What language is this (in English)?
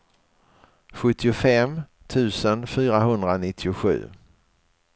Swedish